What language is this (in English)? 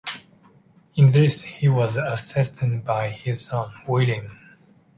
English